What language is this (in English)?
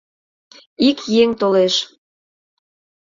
Mari